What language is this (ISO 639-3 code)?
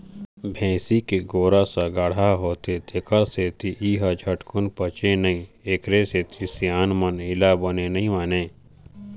hne